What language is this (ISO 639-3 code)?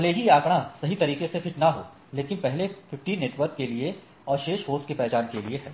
hin